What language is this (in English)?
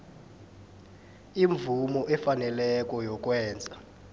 South Ndebele